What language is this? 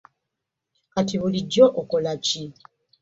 Ganda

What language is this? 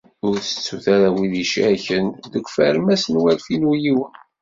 Kabyle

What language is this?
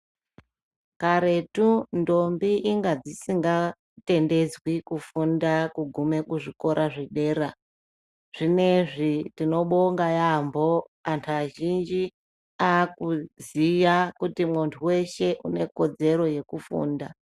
Ndau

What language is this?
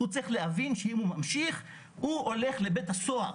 Hebrew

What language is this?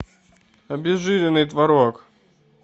Russian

